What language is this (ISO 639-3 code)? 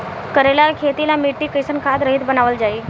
bho